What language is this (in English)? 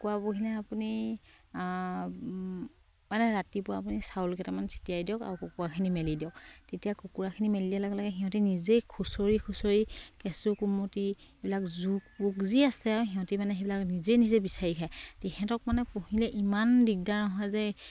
Assamese